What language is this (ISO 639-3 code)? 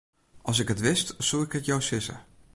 fry